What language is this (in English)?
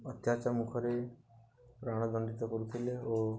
Odia